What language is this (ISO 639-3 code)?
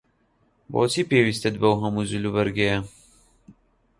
ckb